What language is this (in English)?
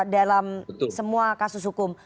Indonesian